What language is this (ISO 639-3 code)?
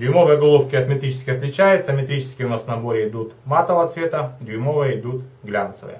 rus